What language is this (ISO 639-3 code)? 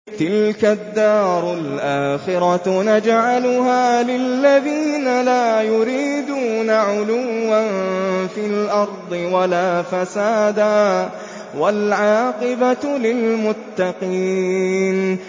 ara